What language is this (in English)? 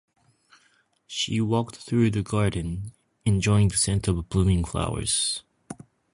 Japanese